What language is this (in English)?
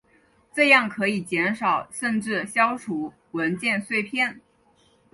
Chinese